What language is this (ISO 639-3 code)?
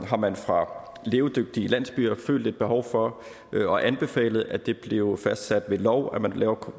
dan